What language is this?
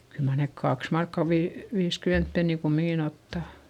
Finnish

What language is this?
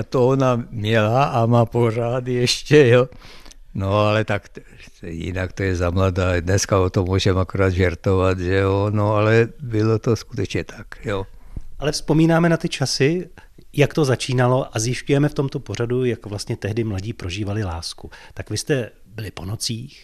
Czech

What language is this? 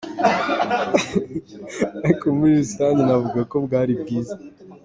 Kinyarwanda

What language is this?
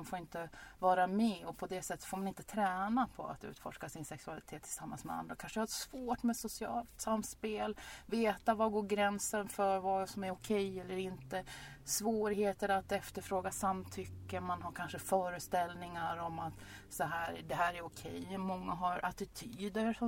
Swedish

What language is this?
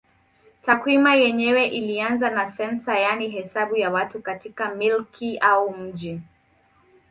Swahili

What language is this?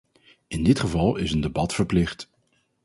Dutch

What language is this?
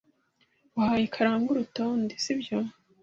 Kinyarwanda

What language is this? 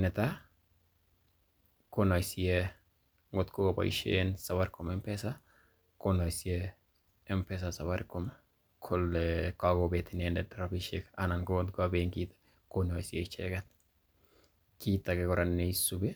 Kalenjin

